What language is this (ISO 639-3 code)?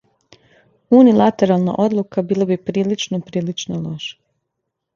srp